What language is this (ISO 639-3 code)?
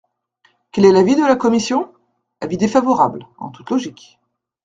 fra